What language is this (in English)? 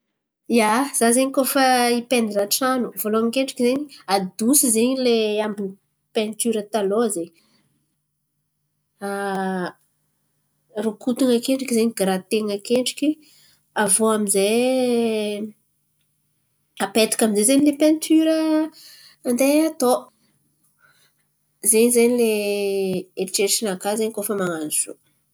Antankarana Malagasy